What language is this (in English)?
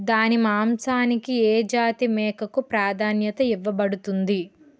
Telugu